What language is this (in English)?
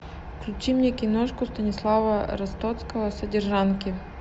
Russian